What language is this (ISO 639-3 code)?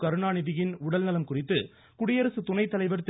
tam